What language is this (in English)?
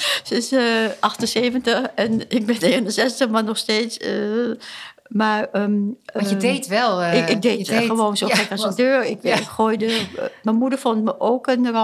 Dutch